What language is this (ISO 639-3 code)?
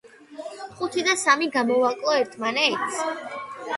kat